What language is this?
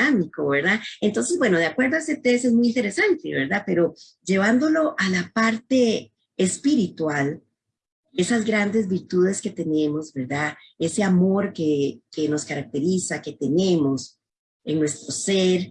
Spanish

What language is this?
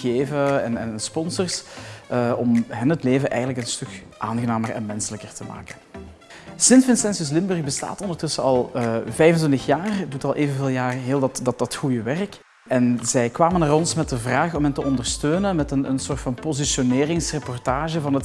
Dutch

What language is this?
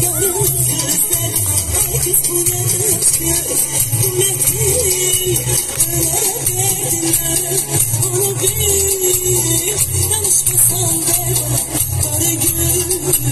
Arabic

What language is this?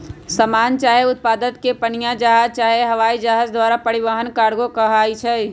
Magahi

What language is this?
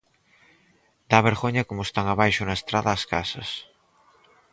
Galician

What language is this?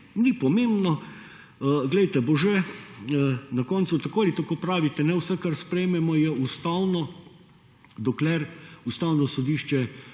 Slovenian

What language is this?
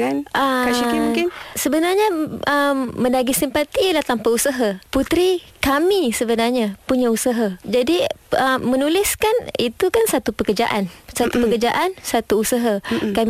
Malay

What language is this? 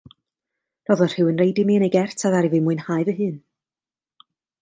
Welsh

